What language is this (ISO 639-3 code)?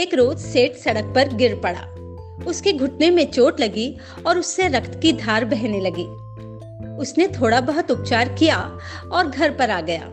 hin